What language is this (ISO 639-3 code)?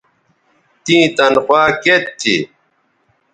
btv